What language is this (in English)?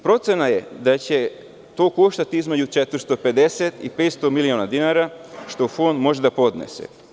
Serbian